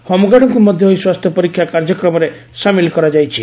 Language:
Odia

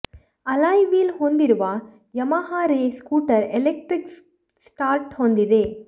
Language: Kannada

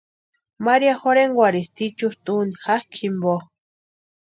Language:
Western Highland Purepecha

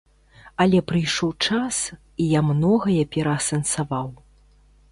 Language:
Belarusian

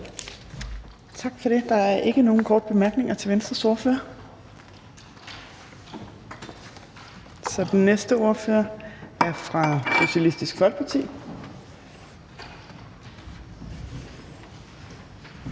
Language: Danish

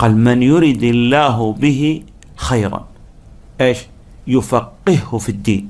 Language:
Arabic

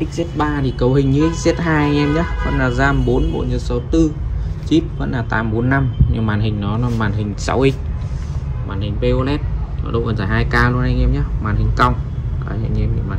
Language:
Vietnamese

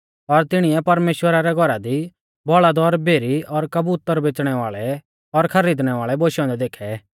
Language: Mahasu Pahari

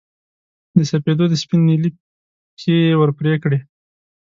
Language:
Pashto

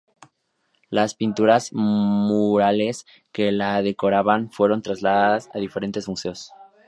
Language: Spanish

